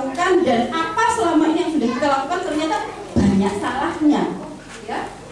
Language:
Indonesian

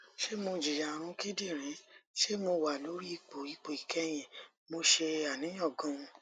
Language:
Yoruba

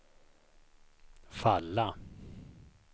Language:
Swedish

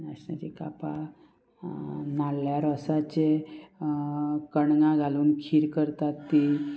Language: Konkani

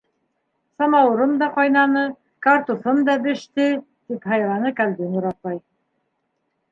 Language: Bashkir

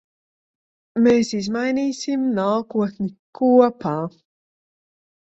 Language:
Latvian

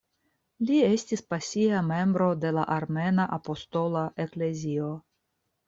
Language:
Esperanto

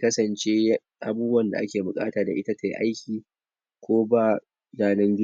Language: Hausa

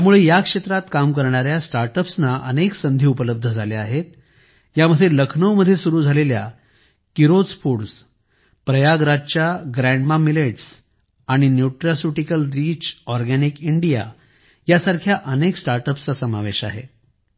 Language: Marathi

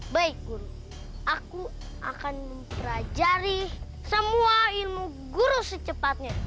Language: Indonesian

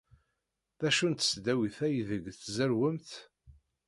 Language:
Kabyle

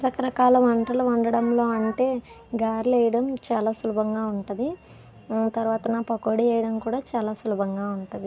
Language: Telugu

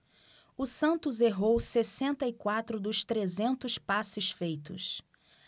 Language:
Portuguese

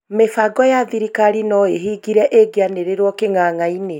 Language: Kikuyu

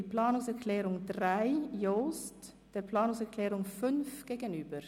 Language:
Swiss German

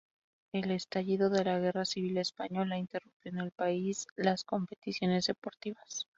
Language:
Spanish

